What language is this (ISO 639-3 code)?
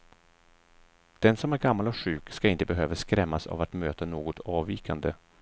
swe